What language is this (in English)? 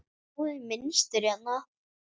Icelandic